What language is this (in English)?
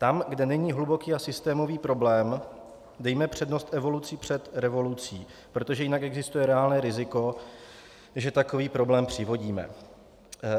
Czech